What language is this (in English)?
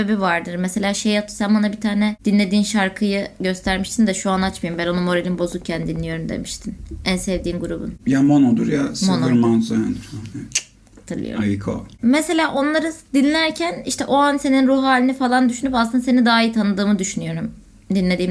Turkish